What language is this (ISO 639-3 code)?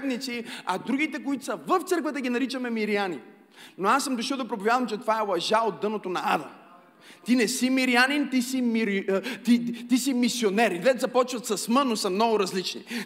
bul